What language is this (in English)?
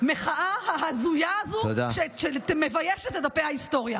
Hebrew